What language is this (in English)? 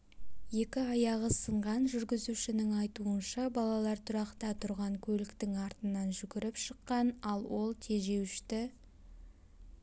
Kazakh